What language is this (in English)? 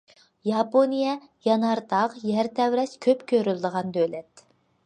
Uyghur